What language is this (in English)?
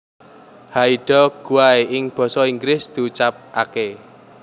Javanese